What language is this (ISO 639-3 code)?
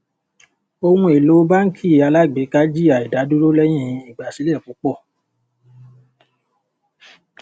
yor